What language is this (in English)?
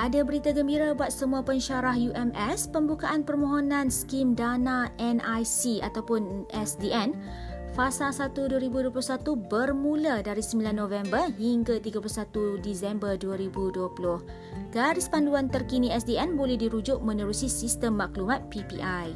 Malay